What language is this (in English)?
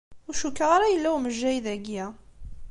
Kabyle